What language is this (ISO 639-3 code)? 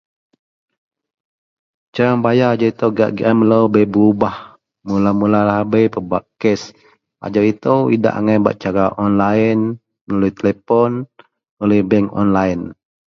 mel